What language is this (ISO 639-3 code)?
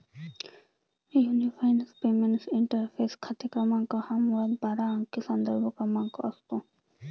mar